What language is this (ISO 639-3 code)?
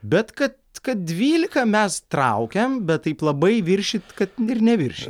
lit